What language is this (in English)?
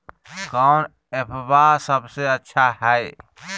Magahi